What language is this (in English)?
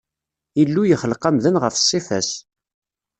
Kabyle